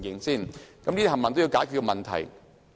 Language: Cantonese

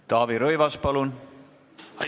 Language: Estonian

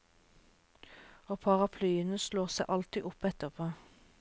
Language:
Norwegian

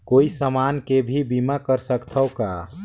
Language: Chhattisgarhi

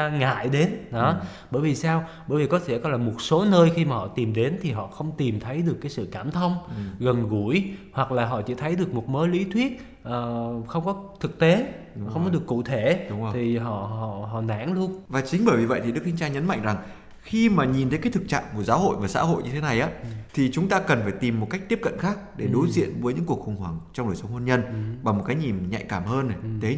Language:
Vietnamese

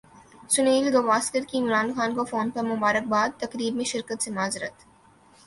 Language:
Urdu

